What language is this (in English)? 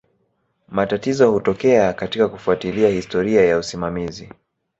Swahili